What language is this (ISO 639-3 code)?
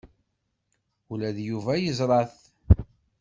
kab